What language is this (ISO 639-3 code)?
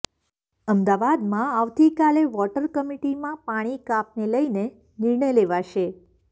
guj